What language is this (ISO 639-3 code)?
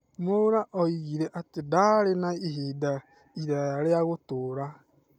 kik